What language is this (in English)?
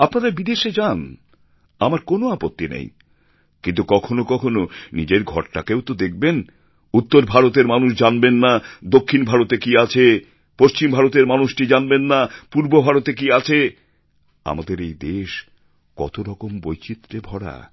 Bangla